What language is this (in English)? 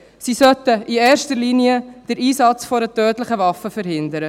Swiss German